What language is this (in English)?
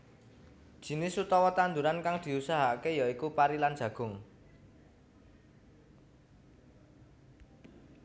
Javanese